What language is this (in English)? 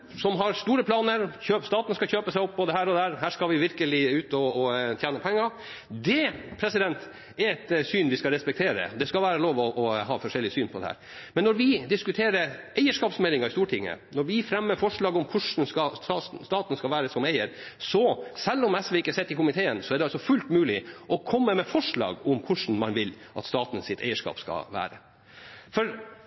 Norwegian Bokmål